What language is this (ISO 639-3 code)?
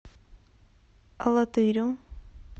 rus